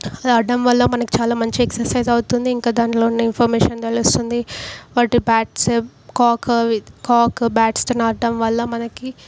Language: Telugu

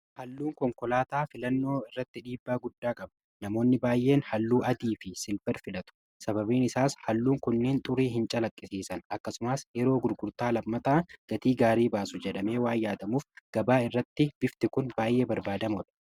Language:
Oromo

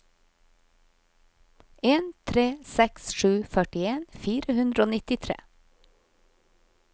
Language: Norwegian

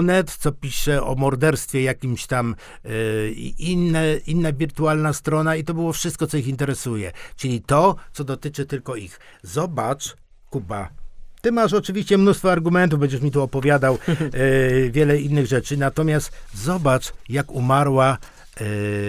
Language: Polish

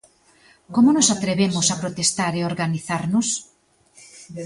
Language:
Galician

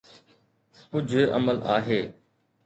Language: Sindhi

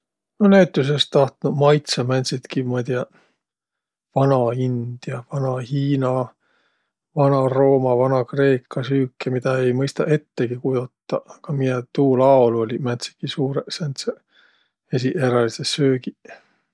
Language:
Võro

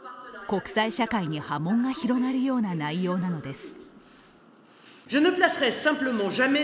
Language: Japanese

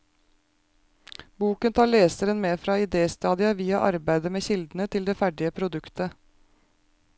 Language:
Norwegian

